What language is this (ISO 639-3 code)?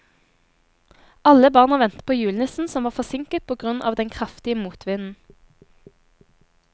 nor